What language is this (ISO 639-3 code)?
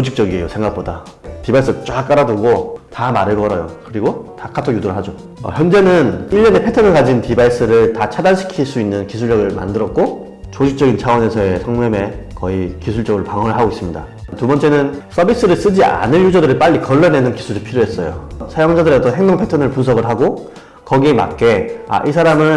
kor